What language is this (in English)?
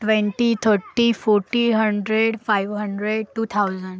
Marathi